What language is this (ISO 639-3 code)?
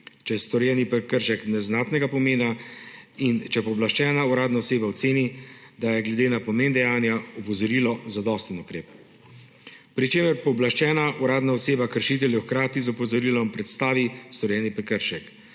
slv